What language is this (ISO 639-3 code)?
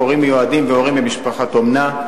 heb